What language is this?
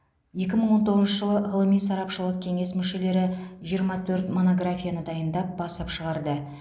Kazakh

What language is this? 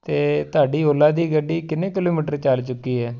Punjabi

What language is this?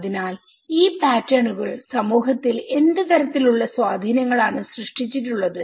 Malayalam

